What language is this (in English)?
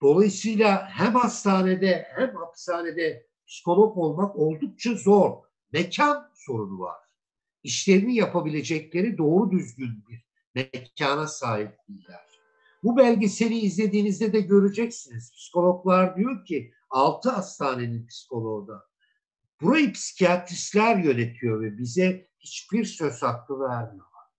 Turkish